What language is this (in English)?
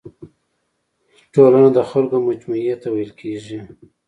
Pashto